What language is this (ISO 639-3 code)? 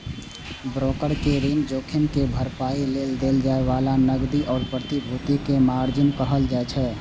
mai